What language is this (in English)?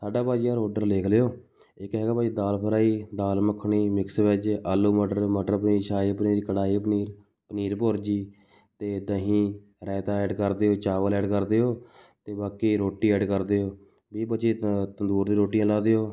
Punjabi